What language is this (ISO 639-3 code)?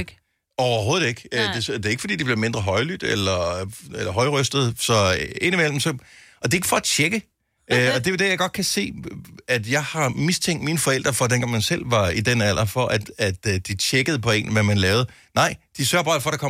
dan